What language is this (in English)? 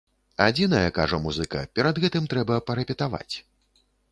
Belarusian